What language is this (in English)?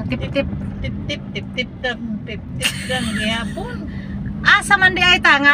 Filipino